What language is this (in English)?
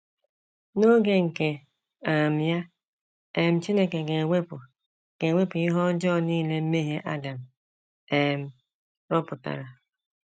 Igbo